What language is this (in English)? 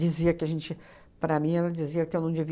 Portuguese